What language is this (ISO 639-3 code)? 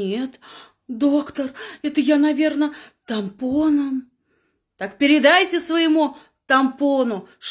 rus